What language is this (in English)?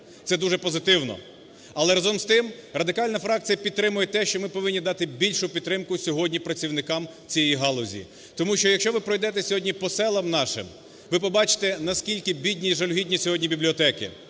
Ukrainian